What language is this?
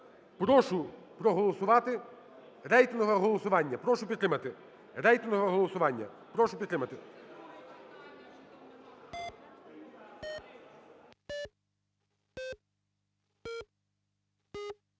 Ukrainian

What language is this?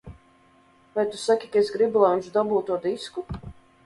Latvian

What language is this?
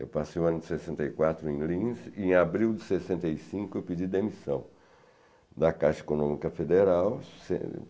Portuguese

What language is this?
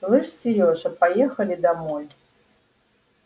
Russian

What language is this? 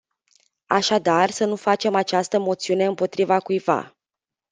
Romanian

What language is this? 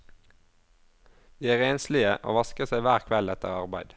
Norwegian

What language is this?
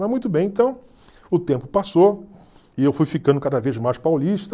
Portuguese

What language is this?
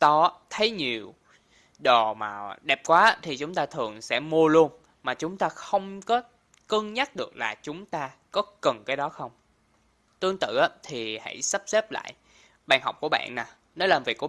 Vietnamese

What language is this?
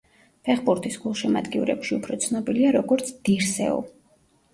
Georgian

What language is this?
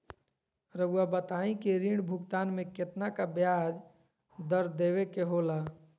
Magahi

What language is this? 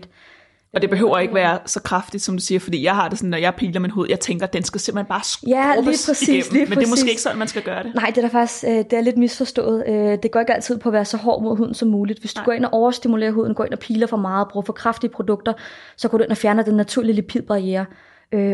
Danish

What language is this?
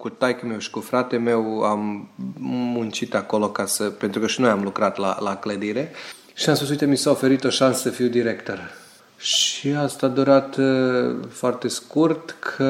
Romanian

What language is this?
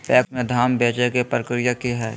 Magahi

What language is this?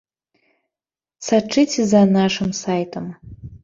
Belarusian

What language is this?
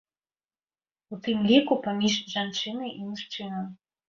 Belarusian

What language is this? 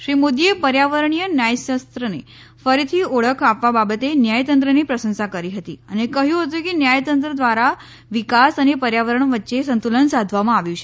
Gujarati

